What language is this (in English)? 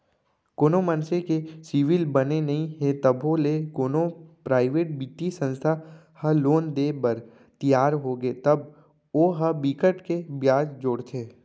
Chhattisgarhi